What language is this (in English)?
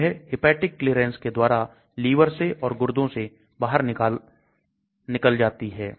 Hindi